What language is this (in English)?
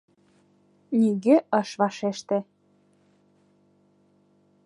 Mari